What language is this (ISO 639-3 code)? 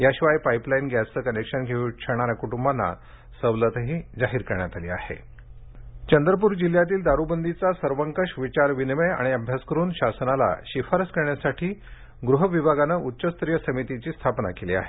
mar